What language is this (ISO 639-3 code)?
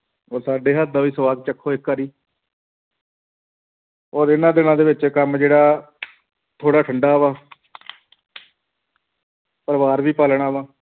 pan